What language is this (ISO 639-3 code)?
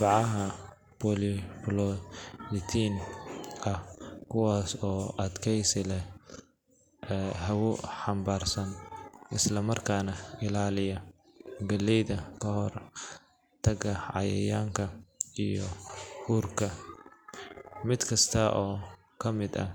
som